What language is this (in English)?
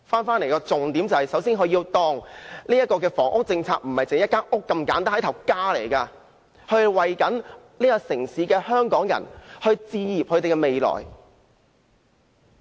Cantonese